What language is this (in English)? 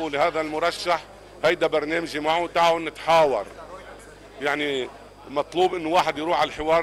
Arabic